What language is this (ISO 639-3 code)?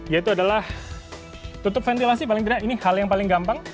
ind